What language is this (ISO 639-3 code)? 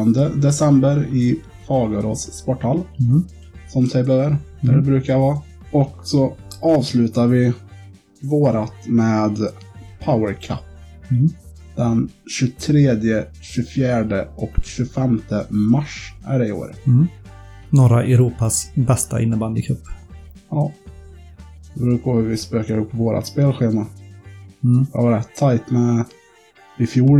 swe